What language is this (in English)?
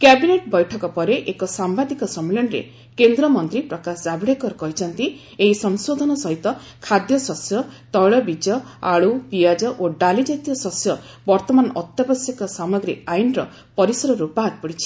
Odia